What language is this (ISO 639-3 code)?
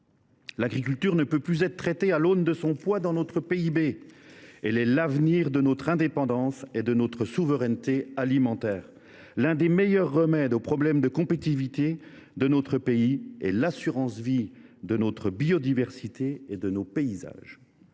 fra